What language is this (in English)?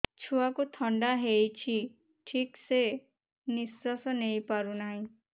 Odia